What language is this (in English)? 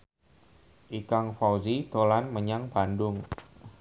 Javanese